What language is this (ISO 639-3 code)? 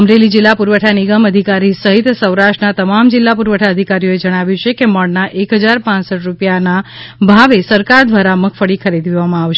guj